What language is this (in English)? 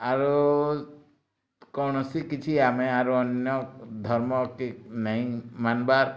Odia